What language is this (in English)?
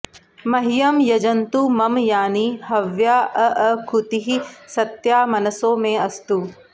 Sanskrit